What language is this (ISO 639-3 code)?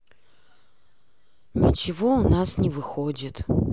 rus